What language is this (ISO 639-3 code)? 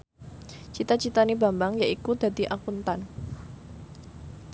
jav